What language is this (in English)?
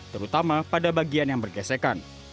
Indonesian